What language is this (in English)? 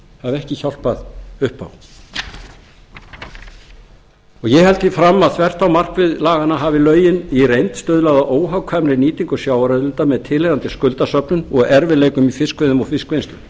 Icelandic